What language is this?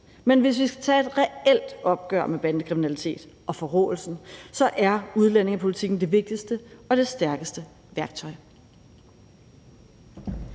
Danish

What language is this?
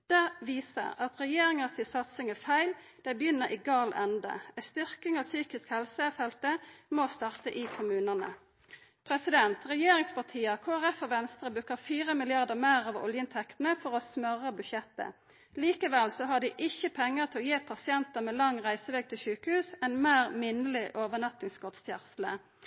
Norwegian Nynorsk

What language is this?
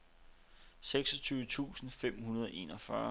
Danish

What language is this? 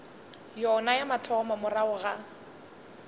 Northern Sotho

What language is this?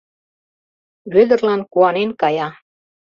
Mari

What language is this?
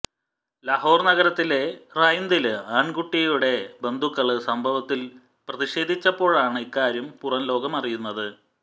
Malayalam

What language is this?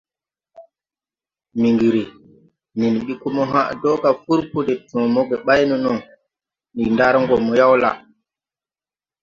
Tupuri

